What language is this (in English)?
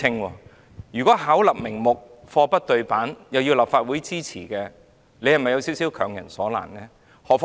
Cantonese